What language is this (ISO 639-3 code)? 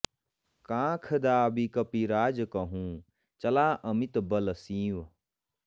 san